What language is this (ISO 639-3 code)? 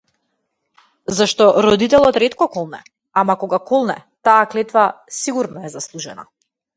mkd